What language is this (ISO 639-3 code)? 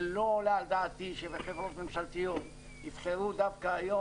heb